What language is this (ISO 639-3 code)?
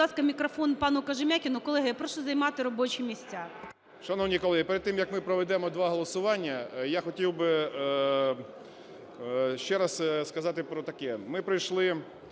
ukr